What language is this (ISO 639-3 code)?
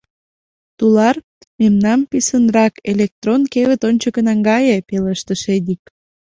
chm